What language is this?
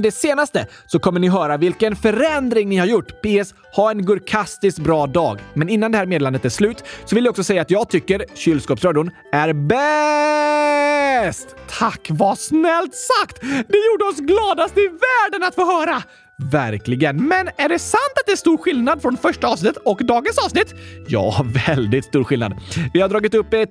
Swedish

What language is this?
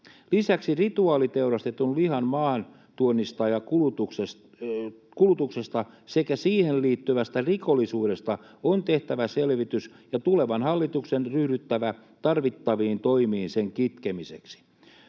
Finnish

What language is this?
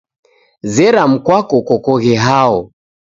Taita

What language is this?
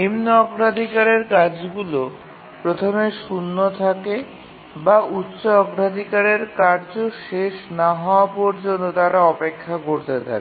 Bangla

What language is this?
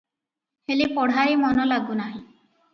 Odia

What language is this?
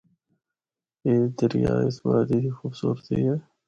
Northern Hindko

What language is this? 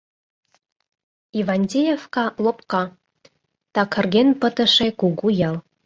Mari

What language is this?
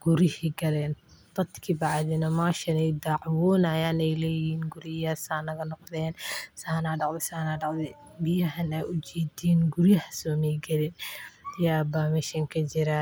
Somali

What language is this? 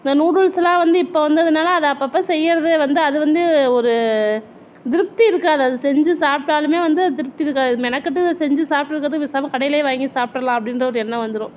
Tamil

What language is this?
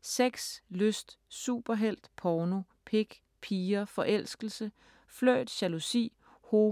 Danish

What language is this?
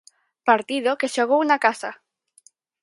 Galician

